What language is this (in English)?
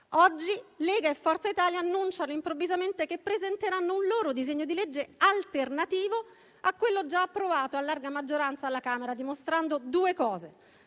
Italian